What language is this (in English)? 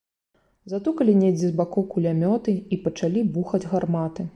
Belarusian